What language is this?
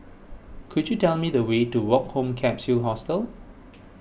English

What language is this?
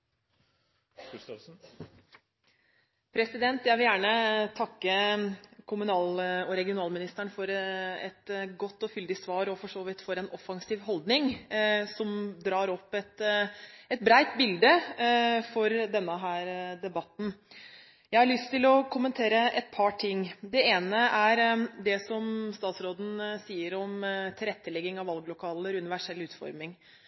Norwegian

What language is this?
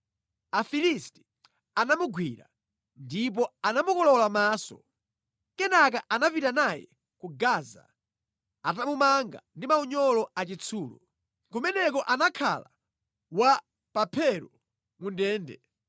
Nyanja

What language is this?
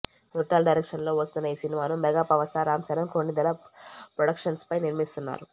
Telugu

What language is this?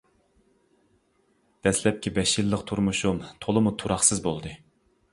Uyghur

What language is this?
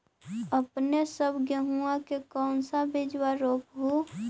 Magahi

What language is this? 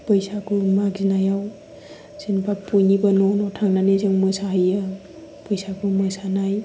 Bodo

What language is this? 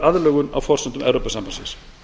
Icelandic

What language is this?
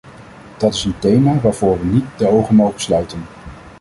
Dutch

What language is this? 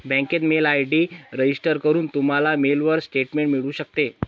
Marathi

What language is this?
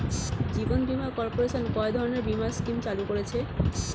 Bangla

